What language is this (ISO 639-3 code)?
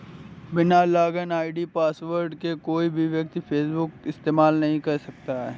hin